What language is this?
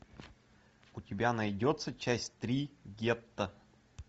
Russian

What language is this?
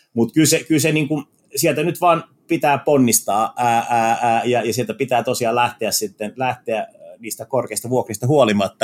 Finnish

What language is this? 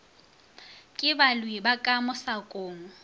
Northern Sotho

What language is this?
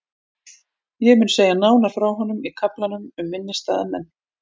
Icelandic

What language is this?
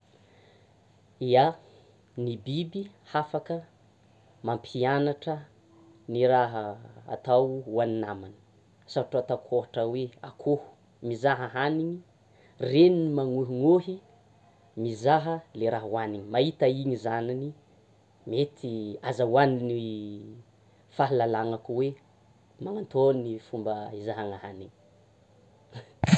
Tsimihety Malagasy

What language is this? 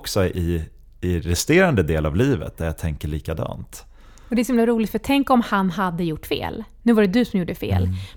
Swedish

